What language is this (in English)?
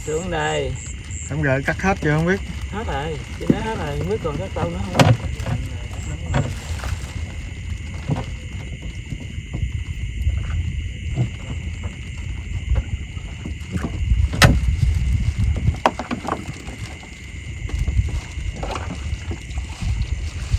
Vietnamese